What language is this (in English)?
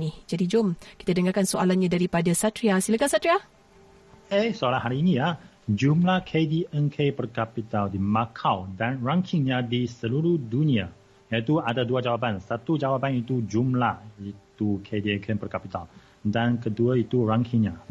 Malay